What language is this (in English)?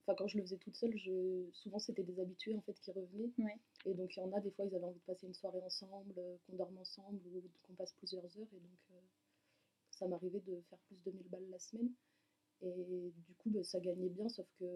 French